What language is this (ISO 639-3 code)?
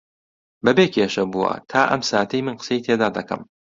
ckb